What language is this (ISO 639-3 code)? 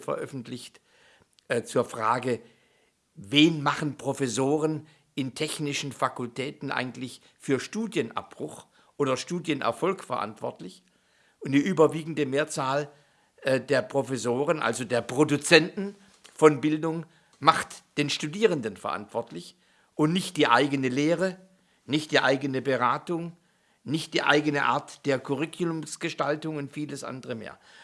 deu